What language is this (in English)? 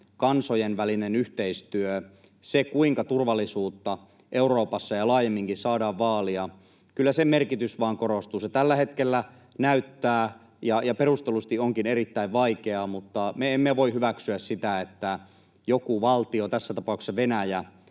Finnish